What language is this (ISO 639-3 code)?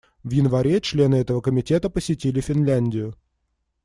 rus